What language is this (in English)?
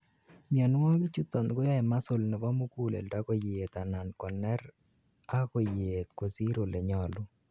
Kalenjin